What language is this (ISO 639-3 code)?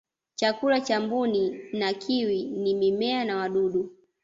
swa